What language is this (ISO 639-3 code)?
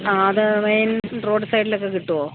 mal